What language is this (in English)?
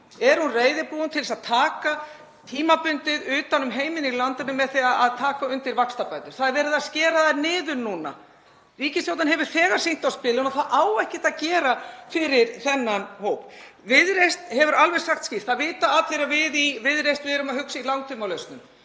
Icelandic